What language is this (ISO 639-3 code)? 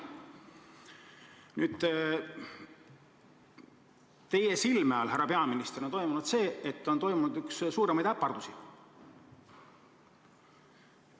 est